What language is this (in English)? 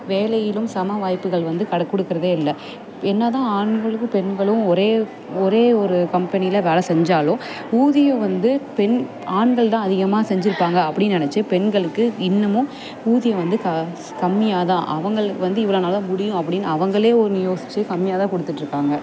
Tamil